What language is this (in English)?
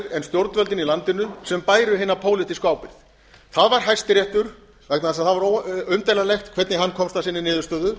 Icelandic